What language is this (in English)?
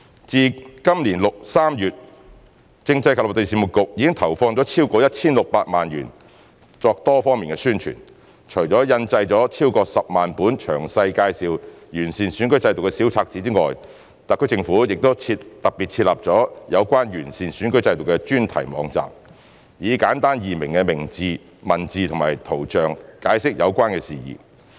Cantonese